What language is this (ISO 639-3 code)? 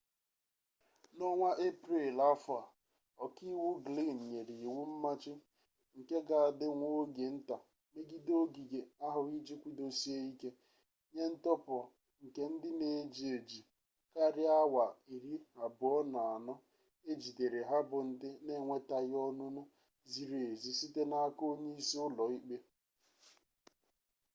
ibo